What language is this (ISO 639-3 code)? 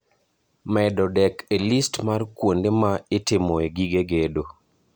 luo